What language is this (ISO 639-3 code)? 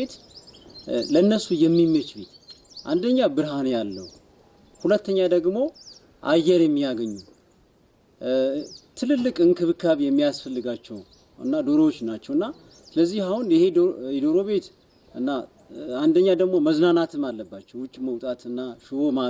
tur